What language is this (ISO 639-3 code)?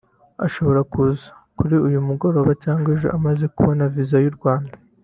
kin